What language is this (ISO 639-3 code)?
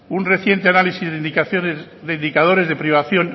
spa